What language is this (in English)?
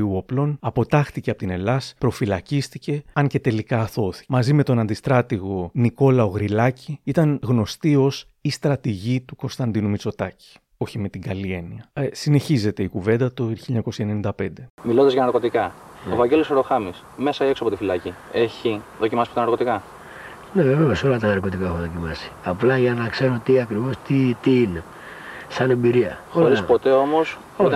Greek